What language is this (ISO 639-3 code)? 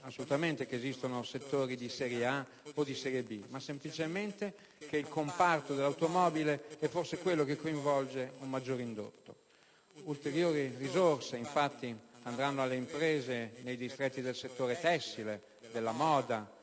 ita